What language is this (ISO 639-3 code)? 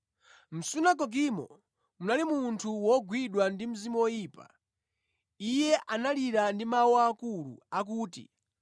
nya